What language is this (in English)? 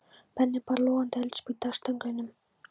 Icelandic